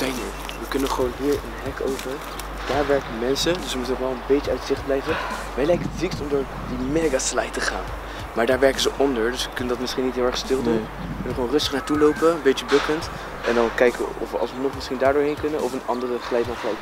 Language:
Dutch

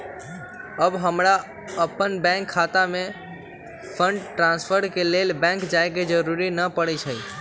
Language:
Magahi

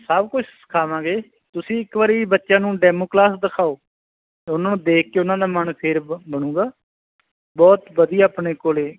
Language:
Punjabi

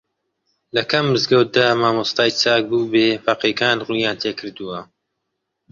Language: Central Kurdish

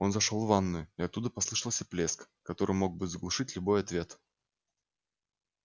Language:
Russian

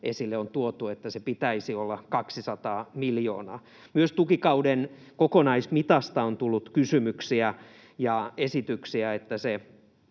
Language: Finnish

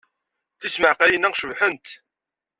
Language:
Kabyle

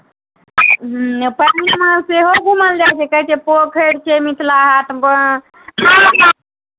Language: Maithili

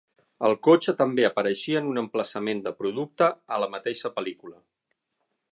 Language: Catalan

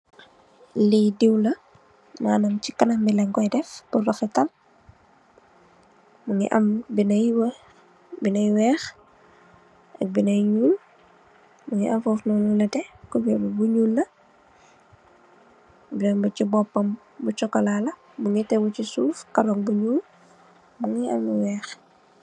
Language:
Wolof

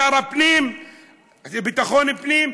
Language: Hebrew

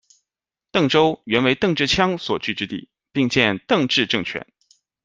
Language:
Chinese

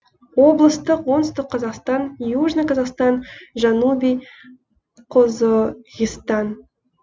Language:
Kazakh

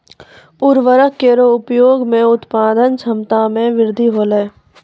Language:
Maithili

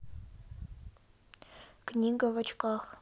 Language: Russian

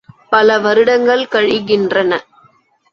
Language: Tamil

